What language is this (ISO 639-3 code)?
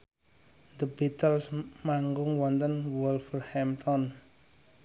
jav